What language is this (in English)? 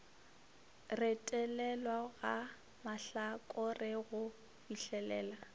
Northern Sotho